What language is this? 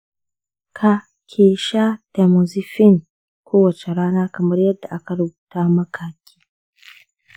Hausa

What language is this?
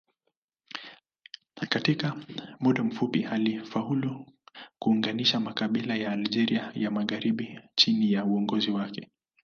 Swahili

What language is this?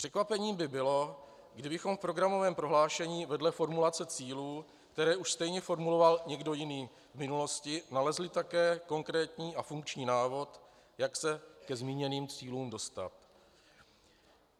Czech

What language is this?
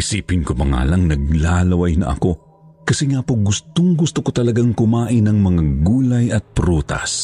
Filipino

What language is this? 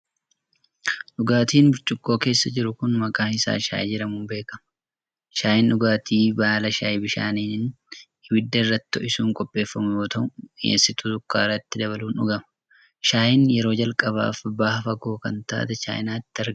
Oromo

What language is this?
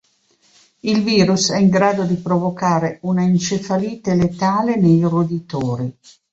Italian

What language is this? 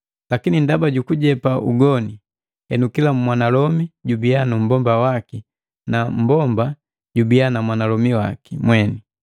Matengo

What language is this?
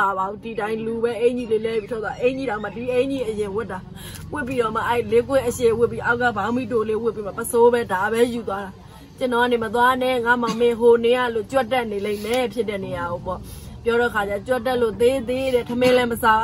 Thai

